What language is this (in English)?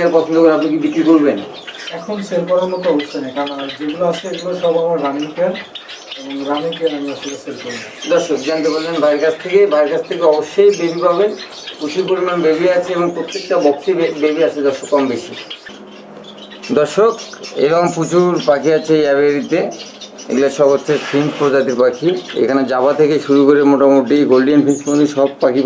Turkish